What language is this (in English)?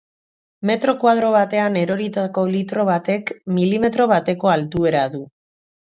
Basque